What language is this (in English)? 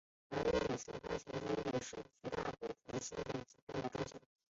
Chinese